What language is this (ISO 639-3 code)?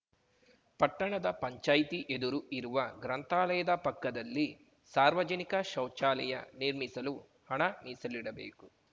kan